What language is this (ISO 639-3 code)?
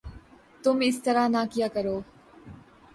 urd